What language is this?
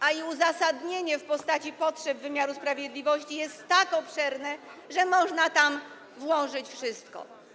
Polish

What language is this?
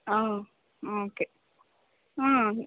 Kannada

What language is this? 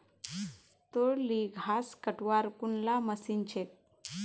Magahi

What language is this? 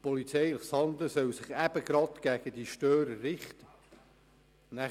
Swiss German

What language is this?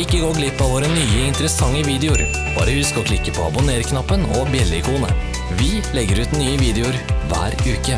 Norwegian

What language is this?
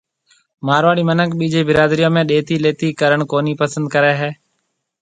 Marwari (Pakistan)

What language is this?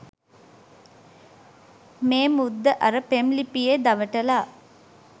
Sinhala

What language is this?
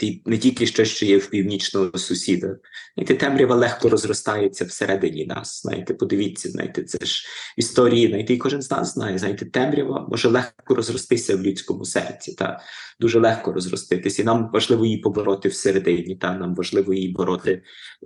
Ukrainian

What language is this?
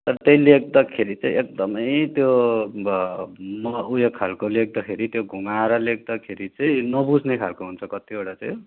Nepali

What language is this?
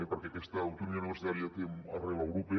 Catalan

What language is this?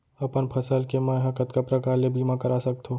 Chhattisgarhi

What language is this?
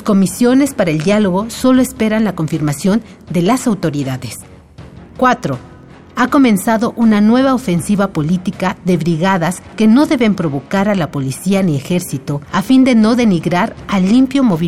Spanish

